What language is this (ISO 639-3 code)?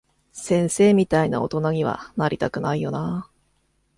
jpn